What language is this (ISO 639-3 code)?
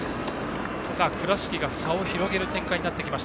jpn